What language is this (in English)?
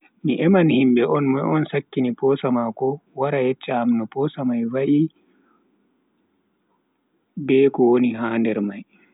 Bagirmi Fulfulde